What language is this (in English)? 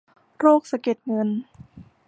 Thai